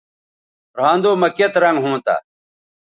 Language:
Bateri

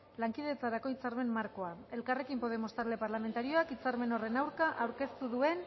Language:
Basque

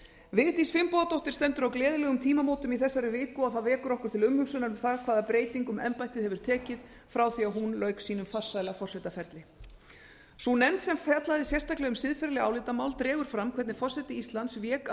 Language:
Icelandic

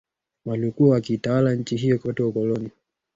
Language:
Swahili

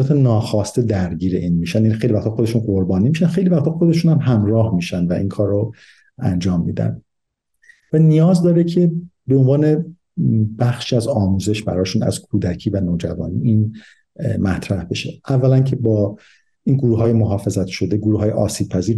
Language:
Persian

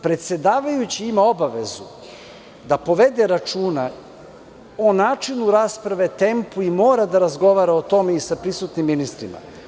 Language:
Serbian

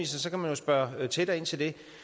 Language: Danish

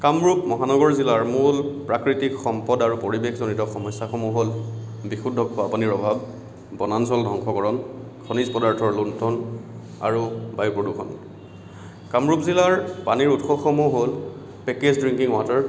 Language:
Assamese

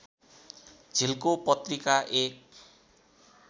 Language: Nepali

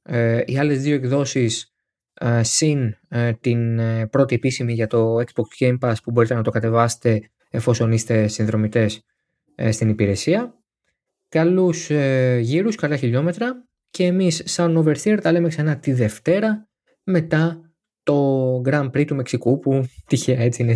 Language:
Greek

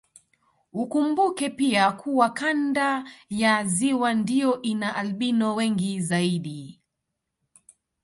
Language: Swahili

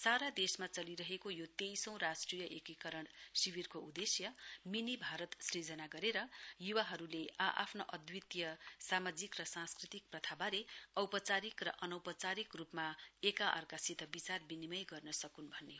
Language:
Nepali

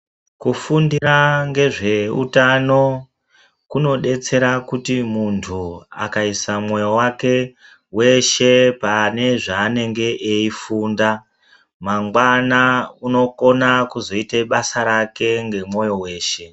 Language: Ndau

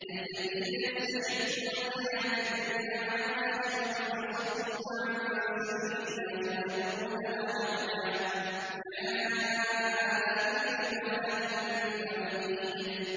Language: Arabic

